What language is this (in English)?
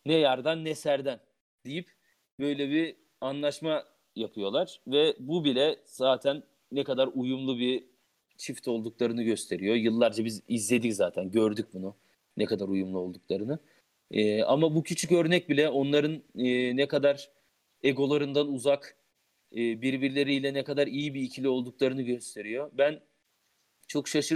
Turkish